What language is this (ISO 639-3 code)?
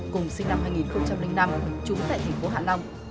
vie